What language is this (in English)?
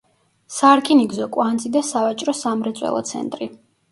Georgian